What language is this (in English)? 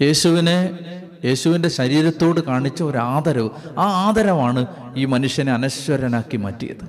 Malayalam